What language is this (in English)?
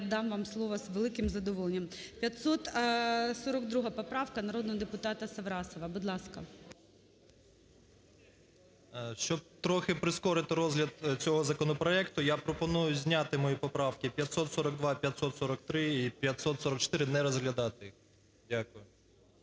Ukrainian